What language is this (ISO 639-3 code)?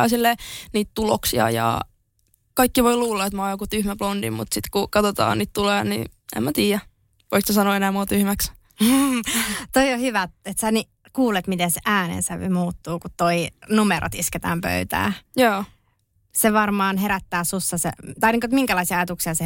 fin